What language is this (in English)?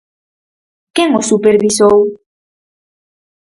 Galician